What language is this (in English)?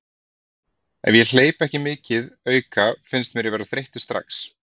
Icelandic